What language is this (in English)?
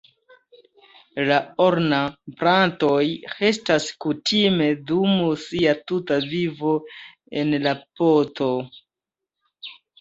Esperanto